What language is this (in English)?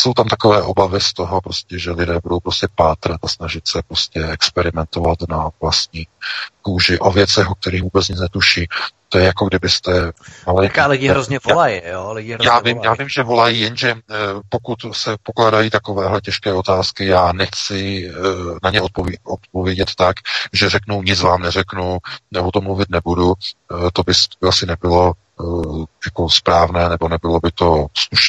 Czech